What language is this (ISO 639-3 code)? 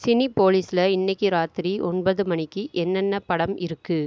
tam